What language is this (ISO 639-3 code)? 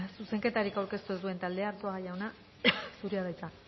eus